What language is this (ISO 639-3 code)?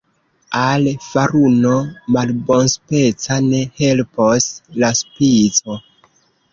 epo